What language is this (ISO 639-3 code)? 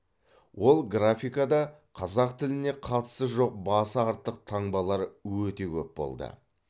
kaz